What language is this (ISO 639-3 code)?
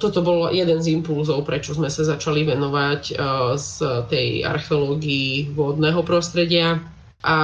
slk